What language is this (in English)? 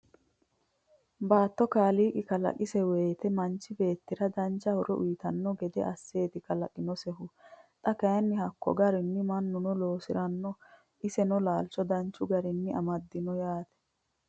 Sidamo